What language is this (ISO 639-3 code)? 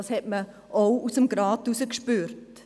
gsw